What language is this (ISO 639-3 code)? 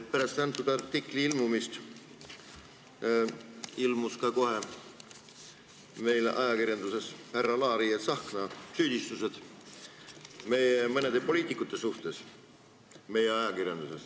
est